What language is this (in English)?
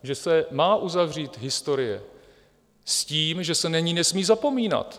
Czech